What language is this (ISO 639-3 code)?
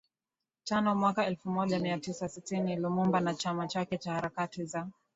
swa